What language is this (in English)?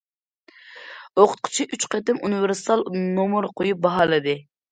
Uyghur